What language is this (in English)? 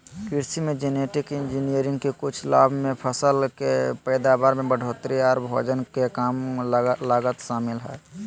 Magahi